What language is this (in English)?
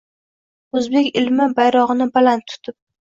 Uzbek